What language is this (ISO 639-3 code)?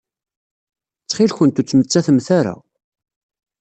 kab